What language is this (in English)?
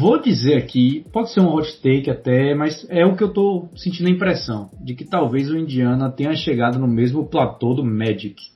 Portuguese